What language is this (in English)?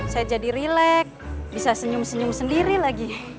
Indonesian